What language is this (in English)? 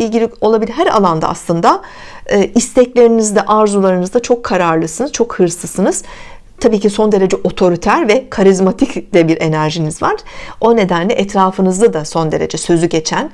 Turkish